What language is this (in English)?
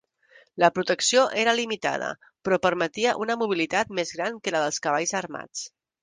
Catalan